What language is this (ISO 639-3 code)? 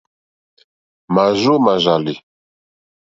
bri